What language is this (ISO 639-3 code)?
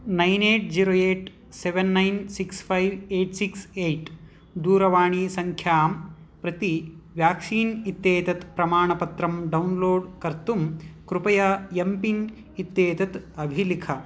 san